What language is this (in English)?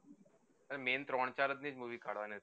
Gujarati